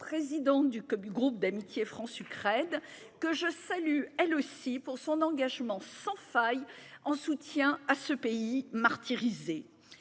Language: French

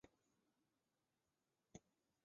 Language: Chinese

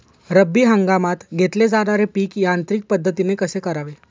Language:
Marathi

